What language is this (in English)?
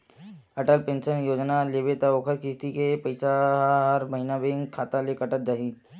Chhattisgarhi